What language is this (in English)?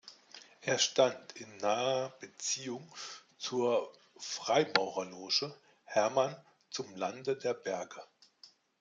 German